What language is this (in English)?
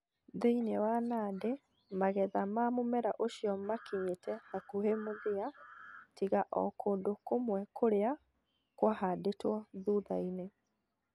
Kikuyu